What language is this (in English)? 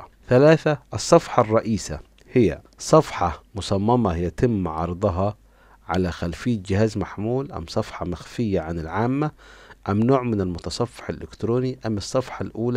Arabic